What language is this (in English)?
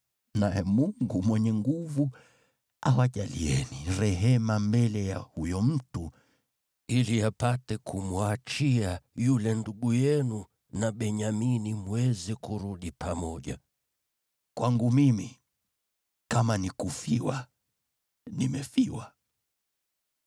Swahili